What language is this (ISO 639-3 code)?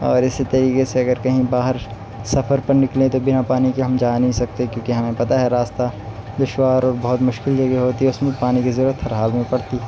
urd